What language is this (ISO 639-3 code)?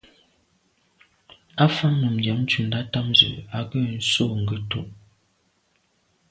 byv